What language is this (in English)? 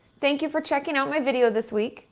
English